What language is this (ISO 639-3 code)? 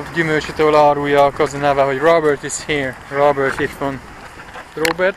hun